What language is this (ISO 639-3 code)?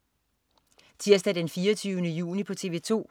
dan